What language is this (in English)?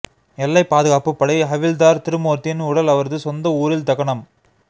Tamil